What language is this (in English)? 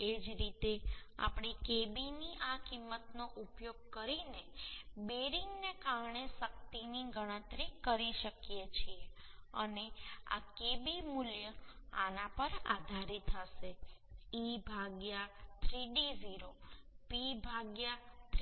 Gujarati